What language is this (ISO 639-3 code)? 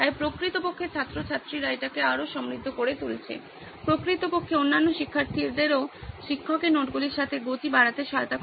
ben